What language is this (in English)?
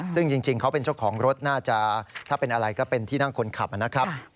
Thai